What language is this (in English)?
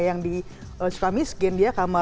Indonesian